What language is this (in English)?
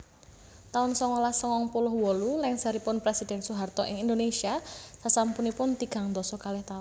Javanese